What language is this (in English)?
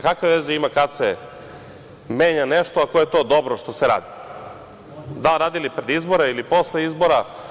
Serbian